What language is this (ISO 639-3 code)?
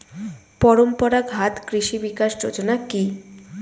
ben